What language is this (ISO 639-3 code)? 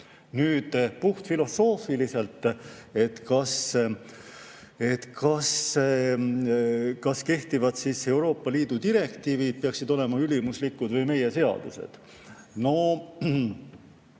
est